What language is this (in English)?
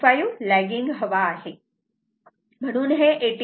Marathi